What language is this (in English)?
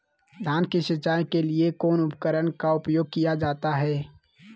Magahi